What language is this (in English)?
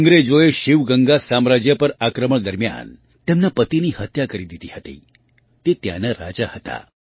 Gujarati